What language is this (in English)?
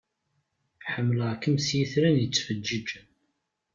Kabyle